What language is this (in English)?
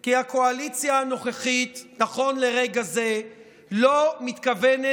Hebrew